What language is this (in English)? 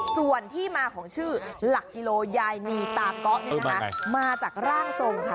Thai